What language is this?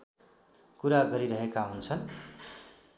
Nepali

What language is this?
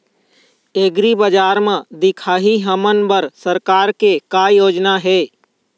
Chhattisgarhi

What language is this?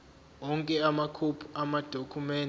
Zulu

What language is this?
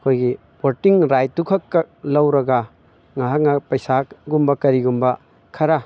Manipuri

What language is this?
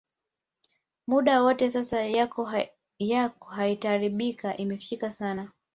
Swahili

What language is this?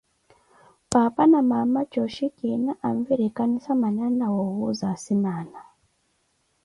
Koti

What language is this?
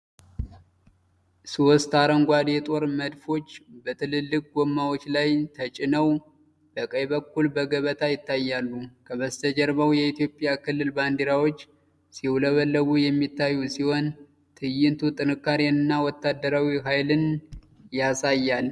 Amharic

